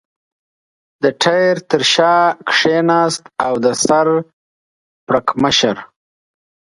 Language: Pashto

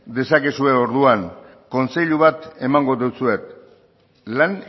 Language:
Basque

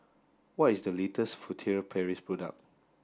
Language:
English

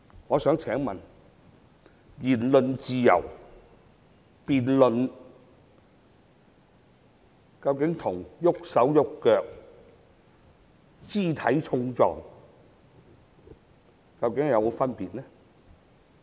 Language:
Cantonese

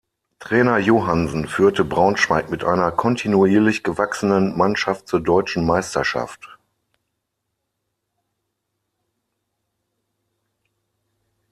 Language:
German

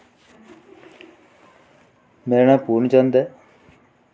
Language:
Dogri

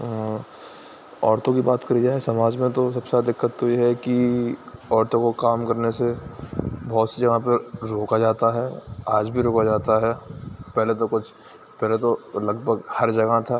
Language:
Urdu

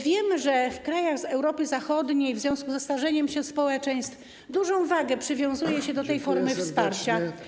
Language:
Polish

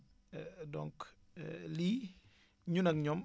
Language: Wolof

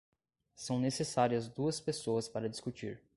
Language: Portuguese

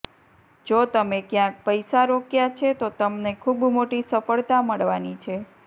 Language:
Gujarati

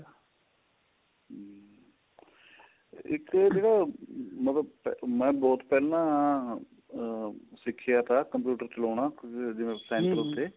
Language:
Punjabi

